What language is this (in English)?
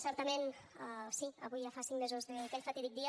Catalan